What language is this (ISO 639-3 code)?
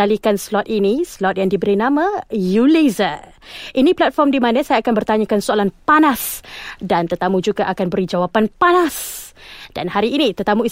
msa